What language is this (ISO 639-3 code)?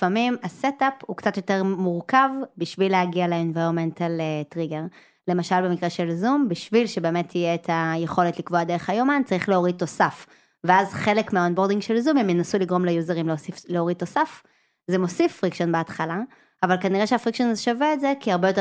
heb